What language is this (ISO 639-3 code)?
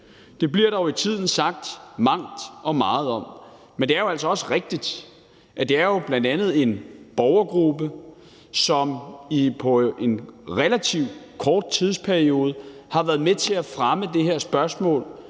dan